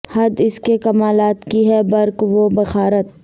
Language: Urdu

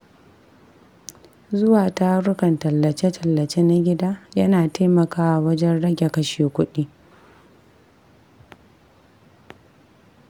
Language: Hausa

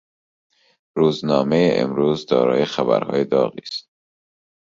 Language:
Persian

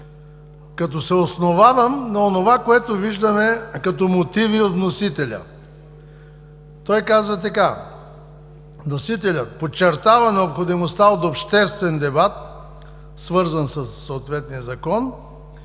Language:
Bulgarian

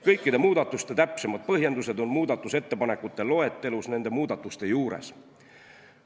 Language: Estonian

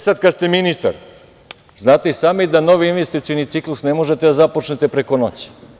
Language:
Serbian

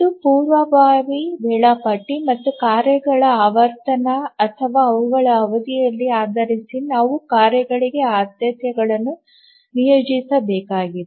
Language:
Kannada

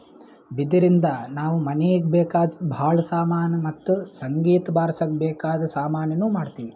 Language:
Kannada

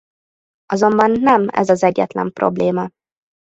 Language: Hungarian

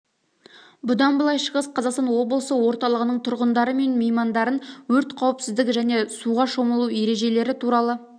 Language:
Kazakh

